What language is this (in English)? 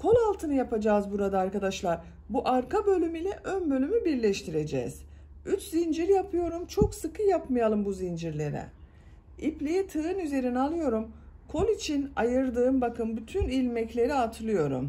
Turkish